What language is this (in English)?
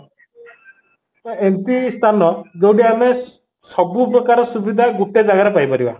Odia